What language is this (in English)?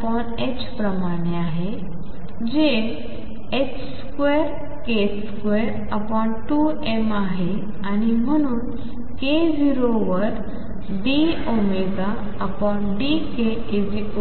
Marathi